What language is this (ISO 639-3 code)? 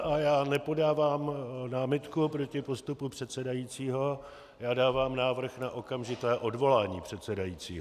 ces